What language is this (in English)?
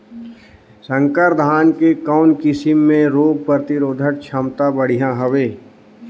Chhattisgarhi